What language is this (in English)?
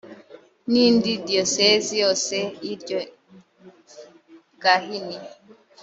Kinyarwanda